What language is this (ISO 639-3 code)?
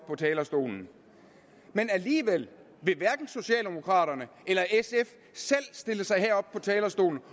dan